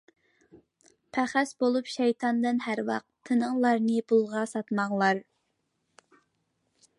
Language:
Uyghur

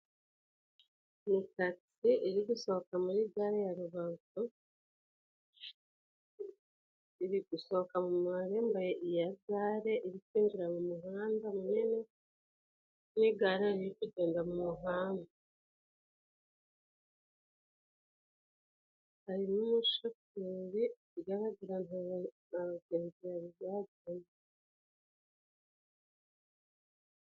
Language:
Kinyarwanda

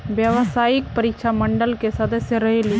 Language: Magahi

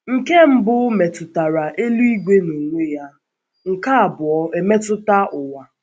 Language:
Igbo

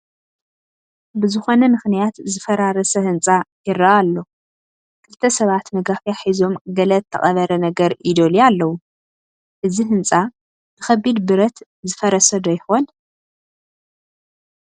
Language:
Tigrinya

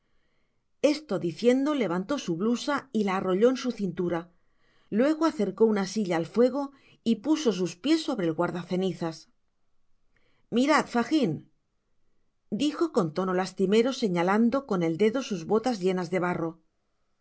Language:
Spanish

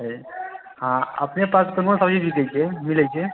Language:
Maithili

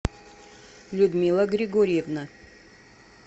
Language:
Russian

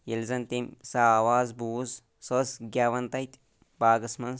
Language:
Kashmiri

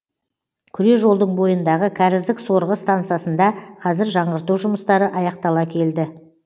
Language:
Kazakh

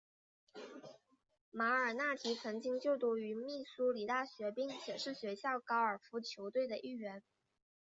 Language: Chinese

